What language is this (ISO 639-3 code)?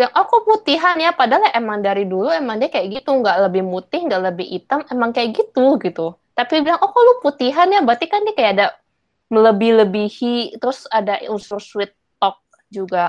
ind